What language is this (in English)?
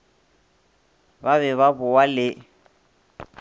Northern Sotho